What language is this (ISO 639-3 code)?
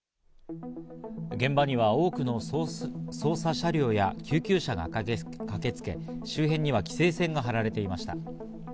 jpn